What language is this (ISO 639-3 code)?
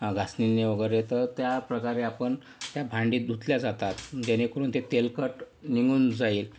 mar